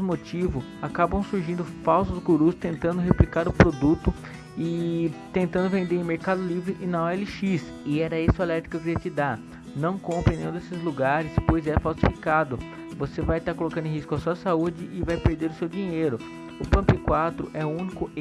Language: Portuguese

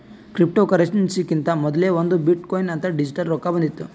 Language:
Kannada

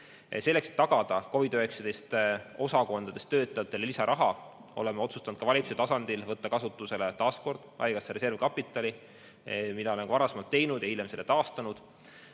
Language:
Estonian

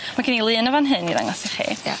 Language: Welsh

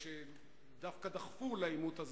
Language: Hebrew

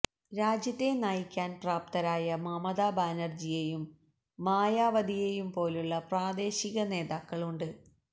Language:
Malayalam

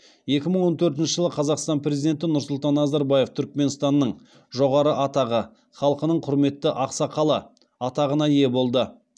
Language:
Kazakh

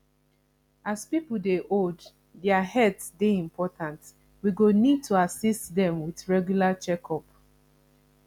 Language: Nigerian Pidgin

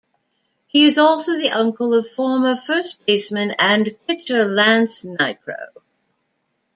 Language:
English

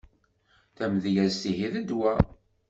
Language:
Kabyle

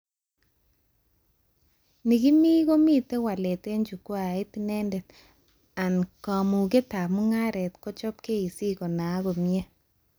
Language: Kalenjin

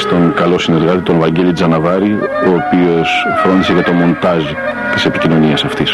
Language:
Greek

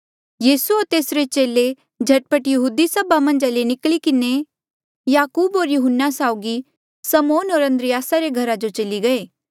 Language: Mandeali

